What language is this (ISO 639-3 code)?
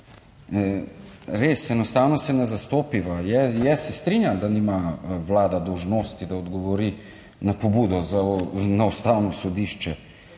slv